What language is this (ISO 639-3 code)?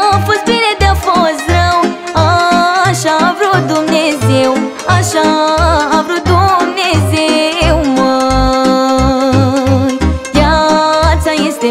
ron